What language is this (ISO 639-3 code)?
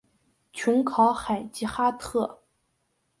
zho